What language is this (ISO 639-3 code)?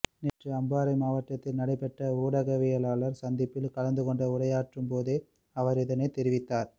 tam